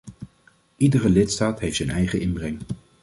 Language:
Dutch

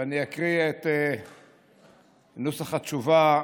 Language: Hebrew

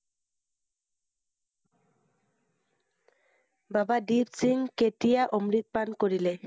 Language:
Assamese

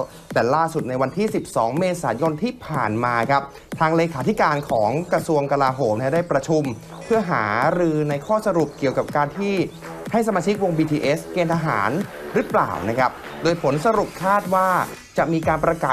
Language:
Thai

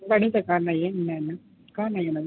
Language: Sindhi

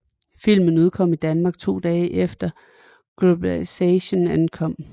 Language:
Danish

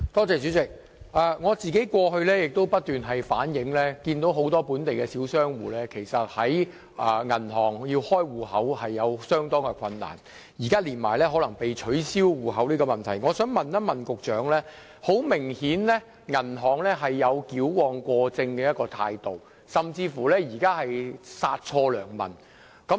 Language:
Cantonese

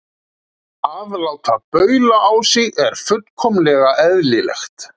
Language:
Icelandic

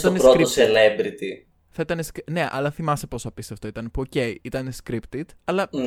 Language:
Greek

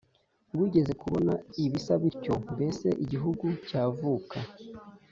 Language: Kinyarwanda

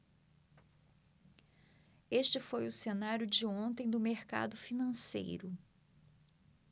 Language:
Portuguese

